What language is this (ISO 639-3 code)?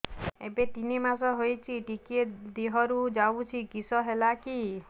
ori